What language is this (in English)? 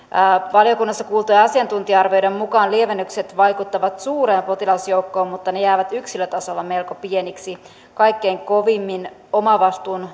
Finnish